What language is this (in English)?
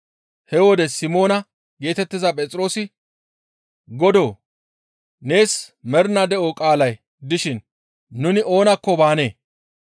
Gamo